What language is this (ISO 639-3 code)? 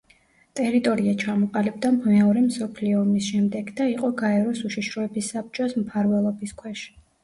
kat